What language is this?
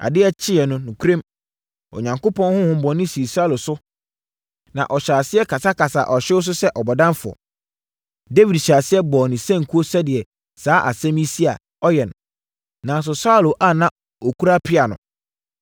Akan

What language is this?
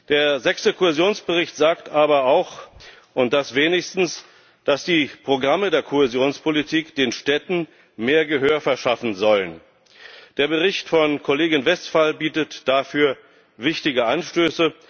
German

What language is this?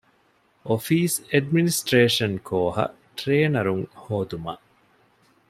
Divehi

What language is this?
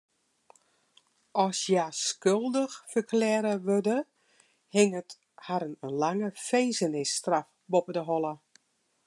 Western Frisian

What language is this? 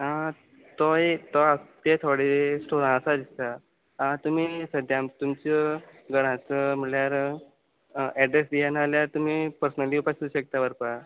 Konkani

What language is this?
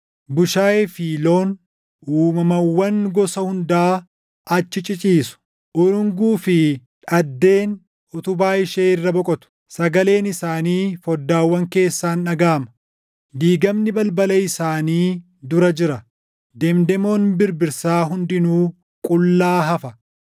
Oromo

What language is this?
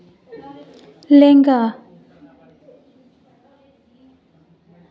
Santali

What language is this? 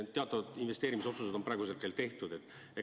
Estonian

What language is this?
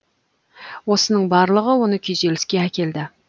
Kazakh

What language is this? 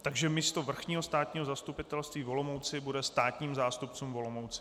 Czech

